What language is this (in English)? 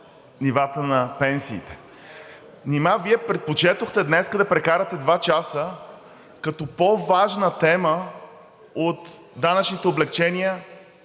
Bulgarian